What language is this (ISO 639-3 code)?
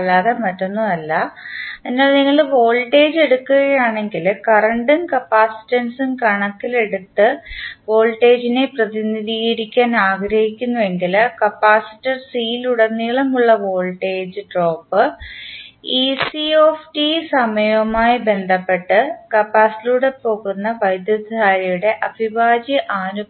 mal